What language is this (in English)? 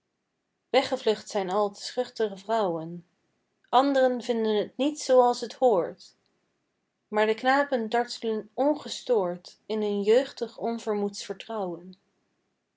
Dutch